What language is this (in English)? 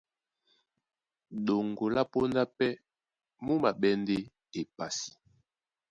Duala